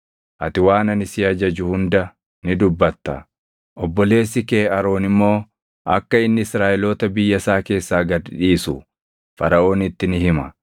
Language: Oromo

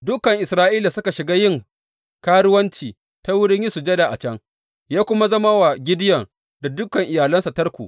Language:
Hausa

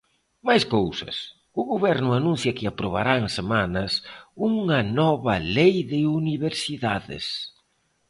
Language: Galician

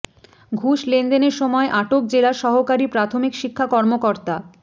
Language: Bangla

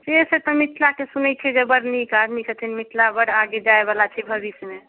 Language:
Maithili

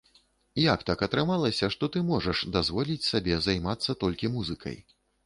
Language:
Belarusian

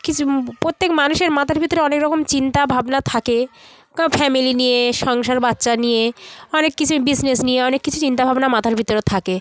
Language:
Bangla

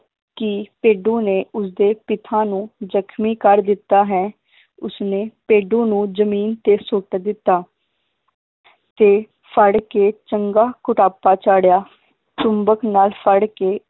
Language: Punjabi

